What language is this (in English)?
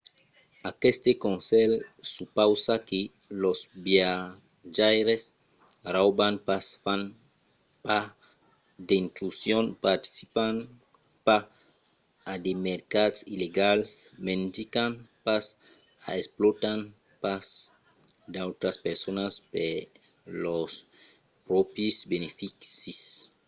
Occitan